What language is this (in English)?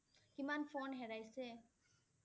Assamese